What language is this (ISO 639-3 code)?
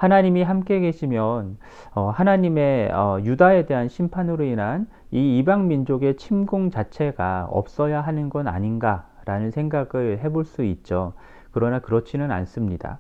kor